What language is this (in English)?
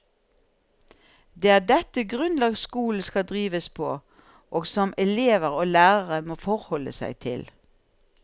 Norwegian